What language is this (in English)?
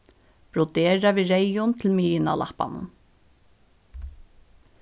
Faroese